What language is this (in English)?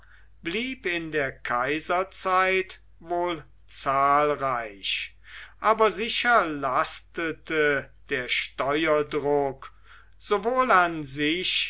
German